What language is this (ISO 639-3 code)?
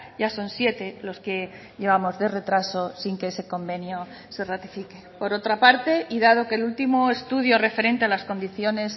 spa